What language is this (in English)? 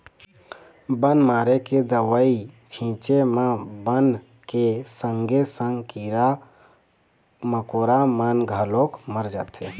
Chhattisgarhi